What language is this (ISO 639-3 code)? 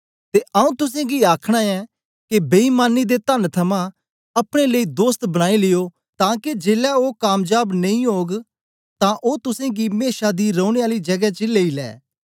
doi